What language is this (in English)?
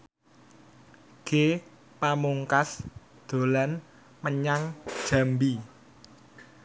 Javanese